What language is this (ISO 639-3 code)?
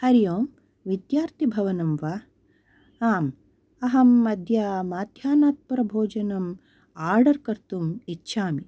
san